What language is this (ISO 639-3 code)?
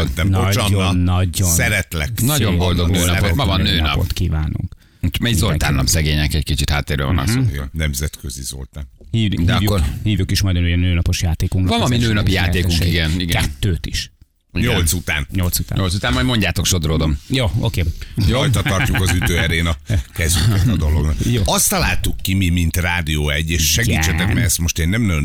hun